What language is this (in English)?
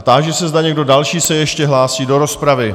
Czech